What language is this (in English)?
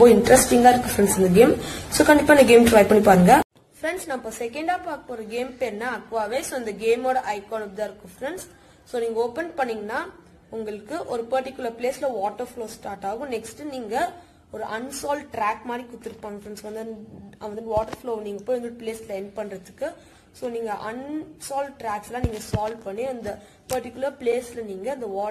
Romanian